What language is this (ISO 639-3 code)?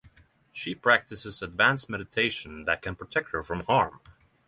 eng